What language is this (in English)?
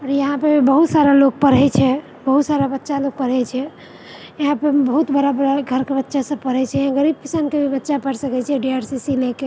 Maithili